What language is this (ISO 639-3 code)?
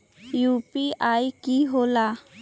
mag